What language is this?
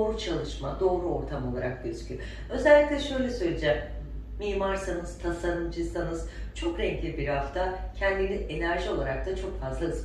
Turkish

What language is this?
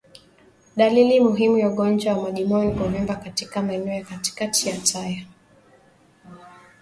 Swahili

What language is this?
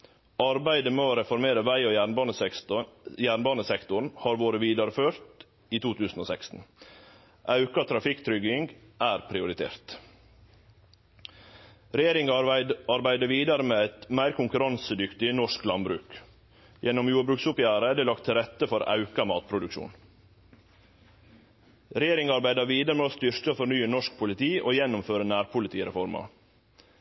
Norwegian Nynorsk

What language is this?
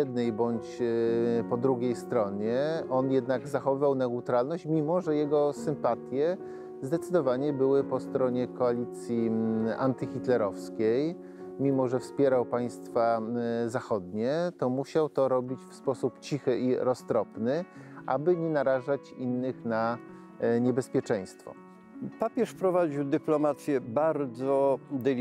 Polish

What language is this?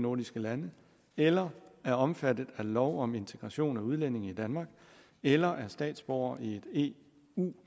Danish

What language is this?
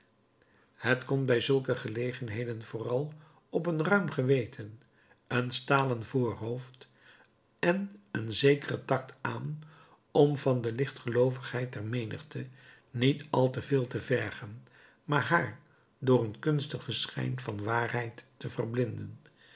Dutch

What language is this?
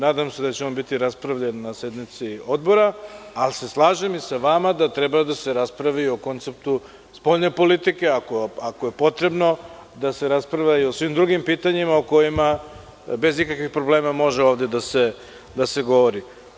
Serbian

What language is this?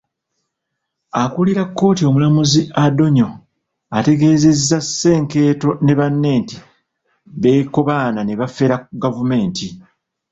Ganda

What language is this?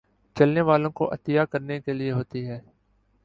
Urdu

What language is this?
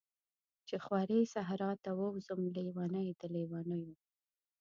Pashto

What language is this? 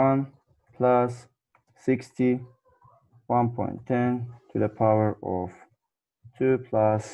English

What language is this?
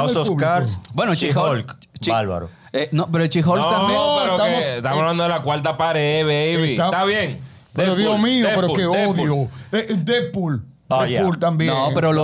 Spanish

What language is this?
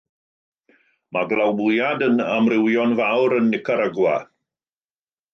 Welsh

